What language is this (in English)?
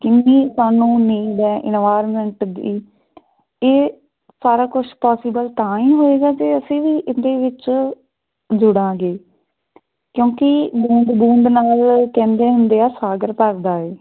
Punjabi